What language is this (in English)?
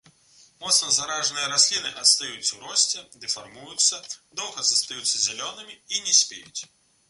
Belarusian